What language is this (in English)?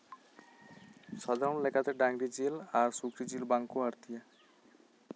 Santali